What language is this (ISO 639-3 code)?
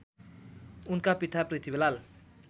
nep